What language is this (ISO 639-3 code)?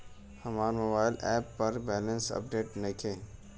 bho